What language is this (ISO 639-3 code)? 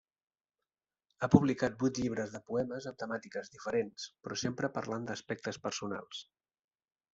cat